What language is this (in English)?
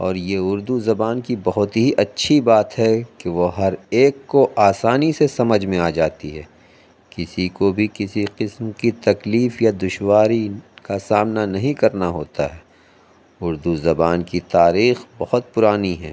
Urdu